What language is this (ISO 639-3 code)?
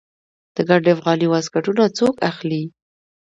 pus